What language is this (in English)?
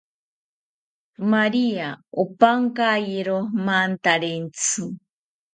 South Ucayali Ashéninka